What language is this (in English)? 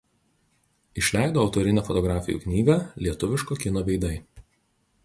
Lithuanian